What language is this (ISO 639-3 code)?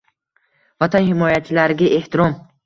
uzb